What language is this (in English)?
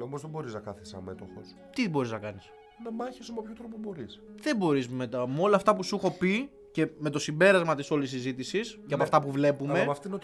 Greek